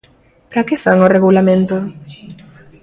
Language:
Galician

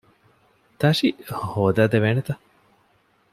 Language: Divehi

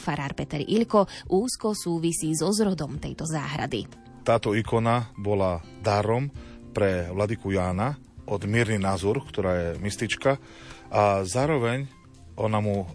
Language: Slovak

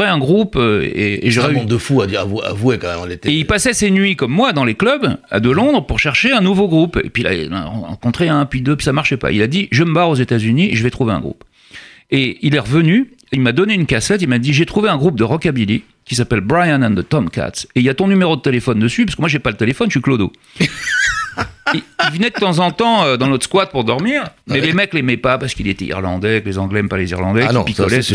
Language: French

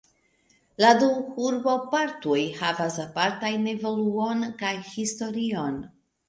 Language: Esperanto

